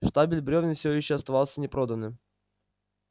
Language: Russian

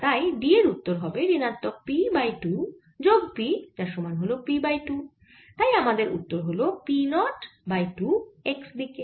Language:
Bangla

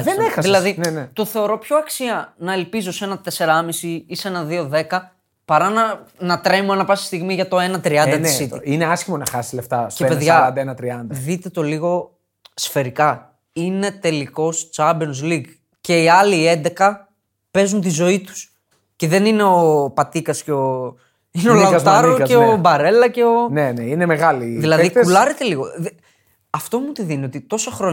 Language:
Greek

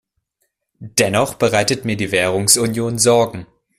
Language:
German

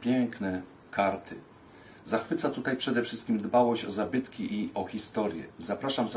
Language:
Polish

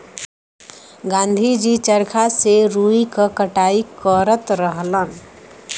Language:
Bhojpuri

